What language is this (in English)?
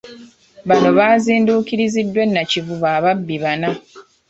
Ganda